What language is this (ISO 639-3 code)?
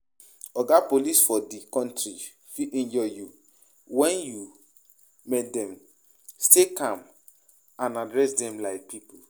pcm